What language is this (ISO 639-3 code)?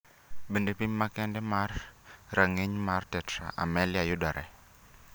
luo